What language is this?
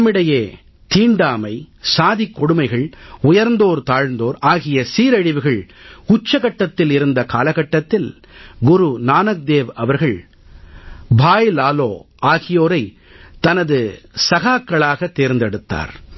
Tamil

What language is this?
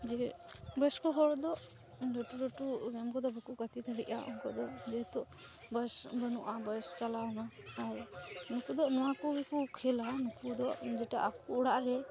Santali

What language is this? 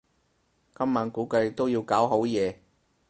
Cantonese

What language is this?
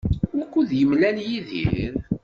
Kabyle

